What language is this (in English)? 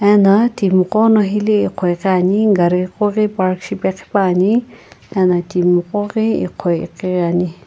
Sumi Naga